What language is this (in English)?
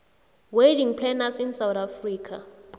South Ndebele